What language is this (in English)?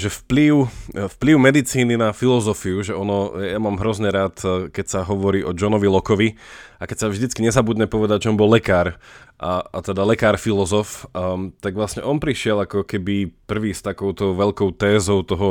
Slovak